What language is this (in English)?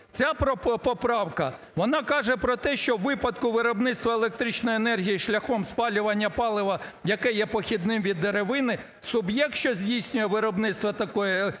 Ukrainian